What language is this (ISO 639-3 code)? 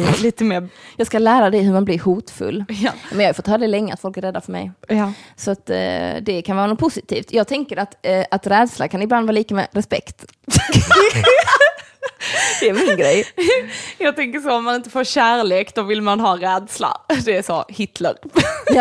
swe